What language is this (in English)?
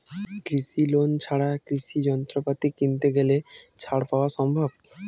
Bangla